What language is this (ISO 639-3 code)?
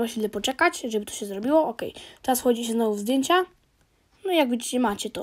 pol